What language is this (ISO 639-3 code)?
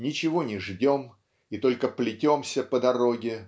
rus